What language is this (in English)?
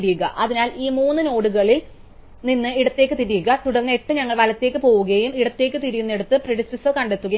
Malayalam